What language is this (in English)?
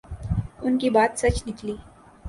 Urdu